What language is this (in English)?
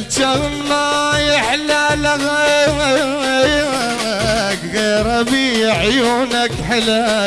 Arabic